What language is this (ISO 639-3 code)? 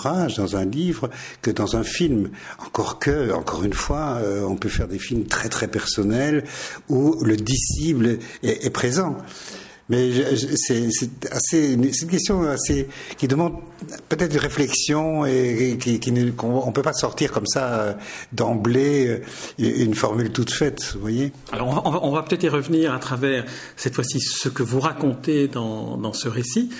fra